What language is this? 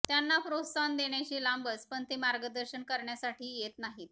Marathi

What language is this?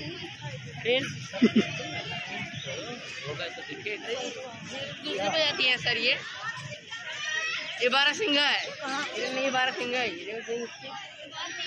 Arabic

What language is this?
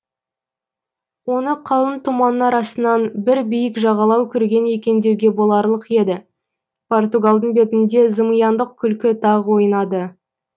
Kazakh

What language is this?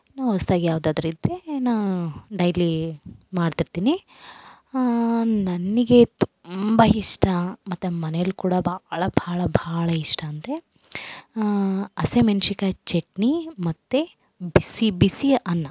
Kannada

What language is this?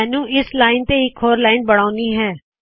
Punjabi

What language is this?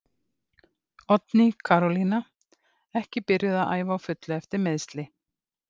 Icelandic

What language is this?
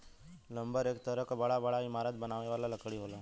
Bhojpuri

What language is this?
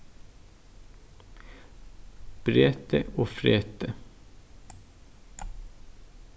Faroese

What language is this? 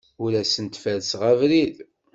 Kabyle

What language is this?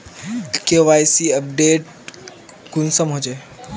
Magahi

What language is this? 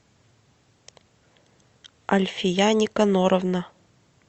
Russian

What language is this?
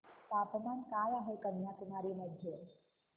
Marathi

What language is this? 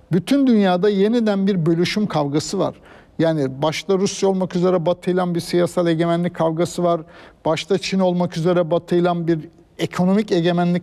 Turkish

